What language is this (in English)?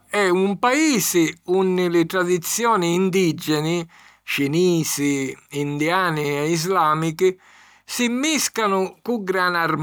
Sicilian